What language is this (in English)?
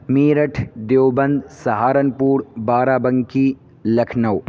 Urdu